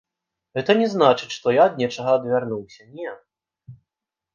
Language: Belarusian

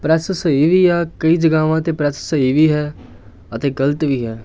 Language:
Punjabi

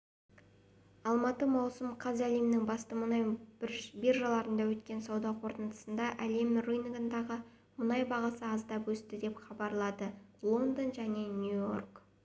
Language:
Kazakh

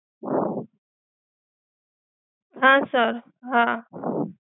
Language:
Gujarati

